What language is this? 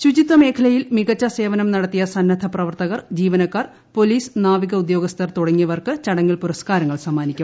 Malayalam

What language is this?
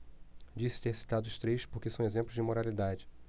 Portuguese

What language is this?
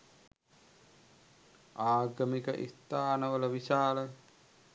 Sinhala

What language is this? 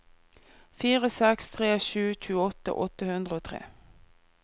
Norwegian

